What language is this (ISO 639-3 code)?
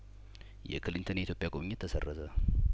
amh